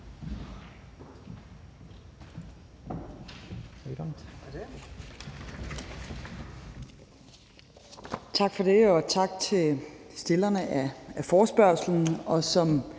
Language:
Danish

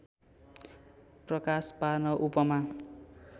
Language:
Nepali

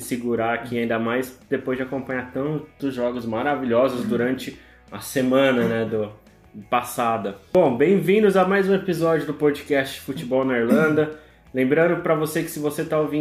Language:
Portuguese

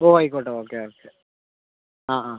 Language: Malayalam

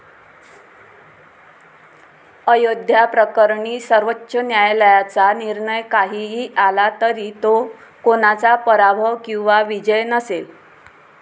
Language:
Marathi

